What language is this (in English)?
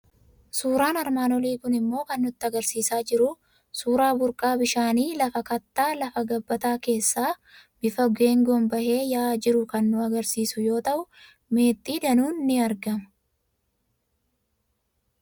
Oromo